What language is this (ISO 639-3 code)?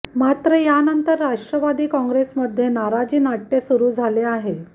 mar